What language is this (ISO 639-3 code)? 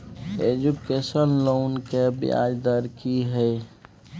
mai